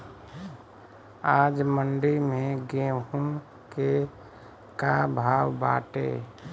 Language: Bhojpuri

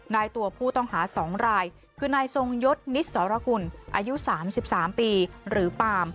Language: Thai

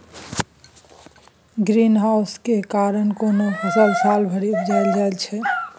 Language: Maithili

